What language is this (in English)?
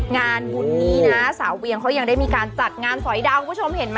Thai